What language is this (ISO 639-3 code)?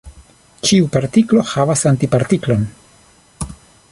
epo